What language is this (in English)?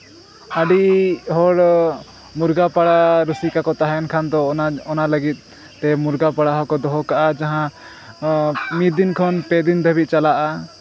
Santali